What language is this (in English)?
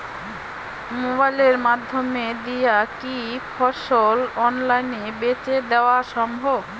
Bangla